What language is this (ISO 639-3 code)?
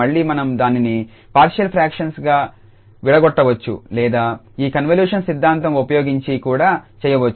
tel